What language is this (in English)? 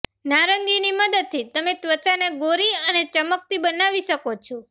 Gujarati